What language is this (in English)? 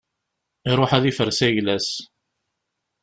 Kabyle